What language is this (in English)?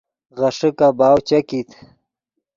Yidgha